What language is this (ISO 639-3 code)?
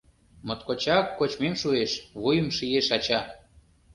chm